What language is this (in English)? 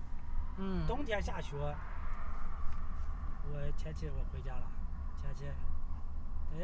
Chinese